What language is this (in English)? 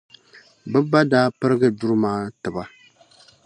Dagbani